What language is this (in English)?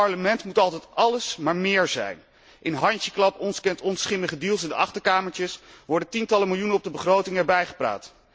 Dutch